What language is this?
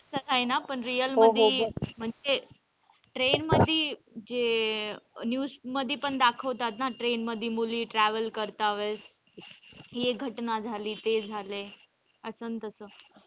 Marathi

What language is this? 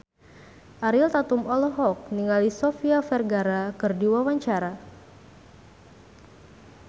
Sundanese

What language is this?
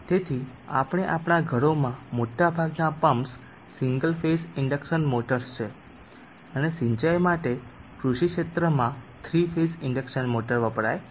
Gujarati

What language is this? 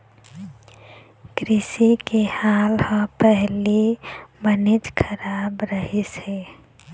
Chhattisgarhi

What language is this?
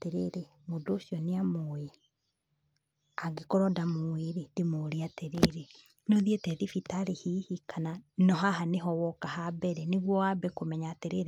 Kikuyu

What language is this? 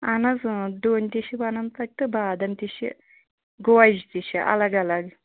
Kashmiri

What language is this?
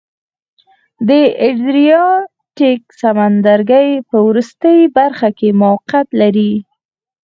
Pashto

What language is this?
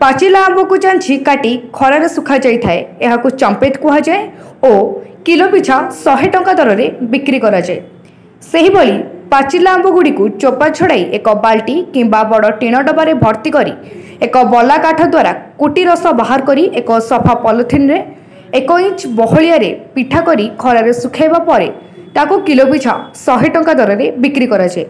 Hindi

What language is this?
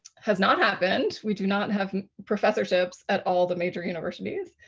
English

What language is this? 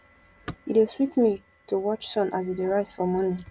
Nigerian Pidgin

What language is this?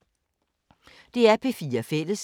Danish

